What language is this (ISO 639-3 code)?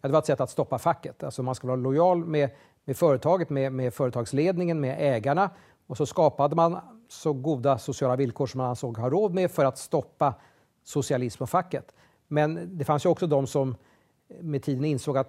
swe